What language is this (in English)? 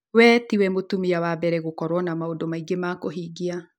Kikuyu